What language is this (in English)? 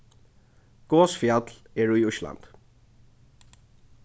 Faroese